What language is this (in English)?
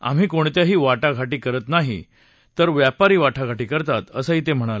Marathi